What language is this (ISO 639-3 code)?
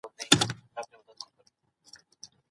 pus